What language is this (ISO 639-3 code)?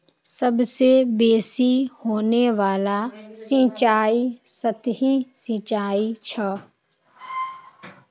mag